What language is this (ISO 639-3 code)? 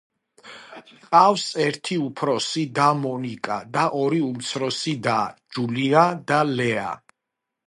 kat